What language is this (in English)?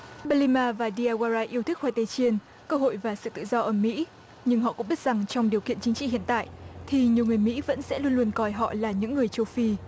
Vietnamese